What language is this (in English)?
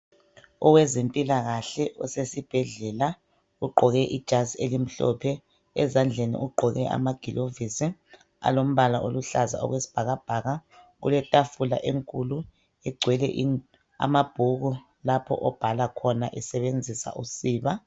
North Ndebele